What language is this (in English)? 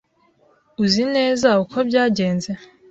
Kinyarwanda